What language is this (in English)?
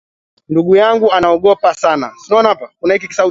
Swahili